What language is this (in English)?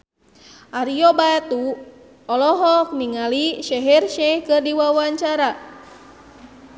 Sundanese